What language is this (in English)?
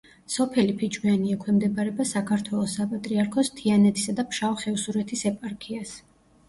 Georgian